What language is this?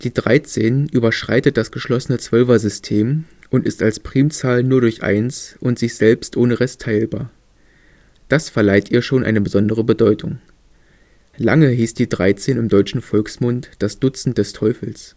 German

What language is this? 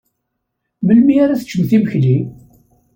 Kabyle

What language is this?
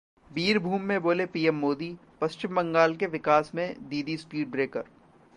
Hindi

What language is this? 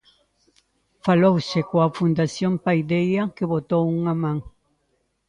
Galician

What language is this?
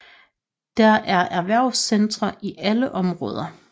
Danish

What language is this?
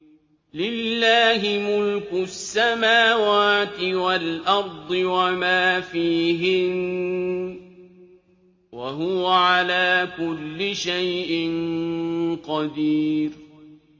Arabic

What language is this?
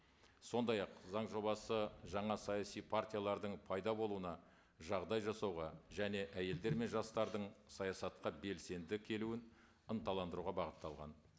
Kazakh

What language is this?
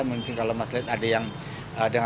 Indonesian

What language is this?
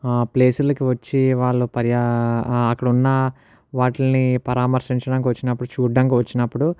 Telugu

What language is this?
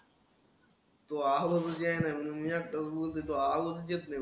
Marathi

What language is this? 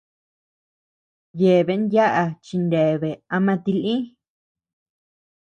Tepeuxila Cuicatec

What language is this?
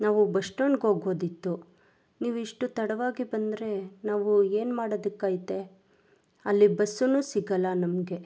Kannada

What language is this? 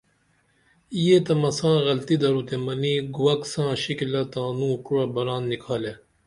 Dameli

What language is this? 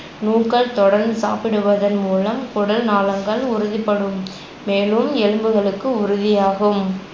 Tamil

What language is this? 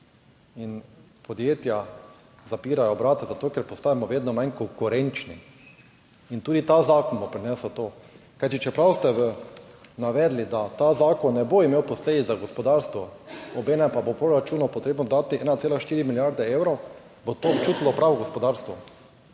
Slovenian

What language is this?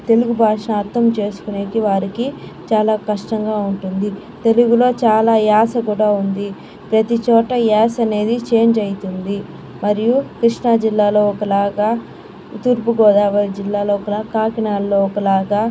Telugu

